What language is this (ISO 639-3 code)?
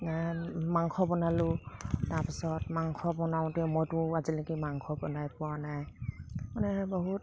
asm